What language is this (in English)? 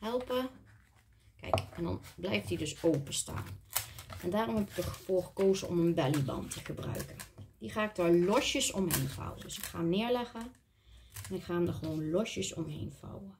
Dutch